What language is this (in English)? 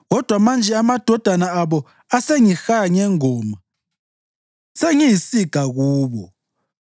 North Ndebele